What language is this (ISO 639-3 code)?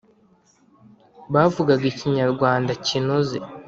kin